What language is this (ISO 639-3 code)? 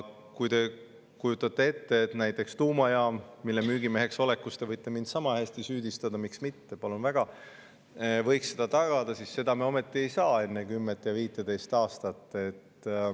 est